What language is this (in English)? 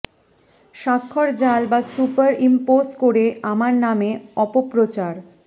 Bangla